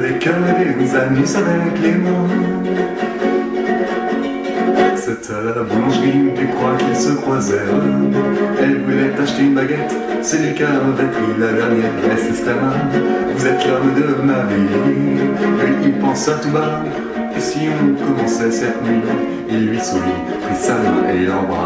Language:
French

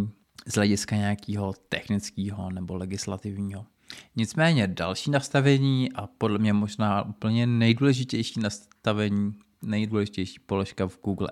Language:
Czech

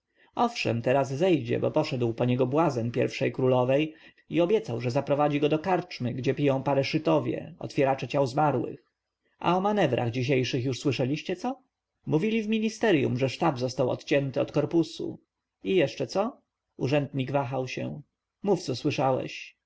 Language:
Polish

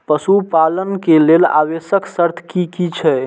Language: Maithili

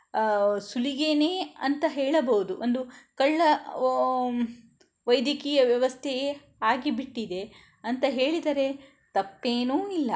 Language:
Kannada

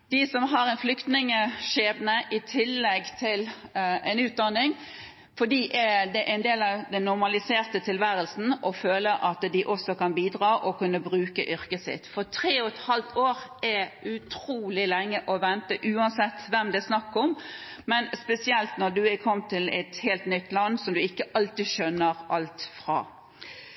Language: Norwegian Bokmål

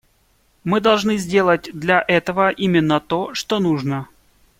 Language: Russian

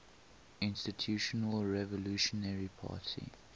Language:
English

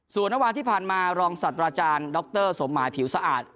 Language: Thai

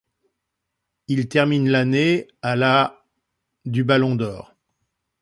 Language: French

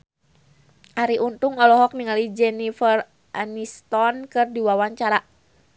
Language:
Sundanese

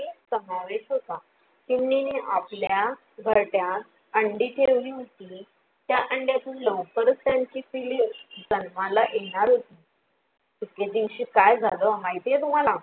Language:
Marathi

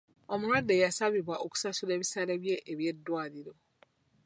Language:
Ganda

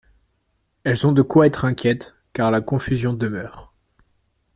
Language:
French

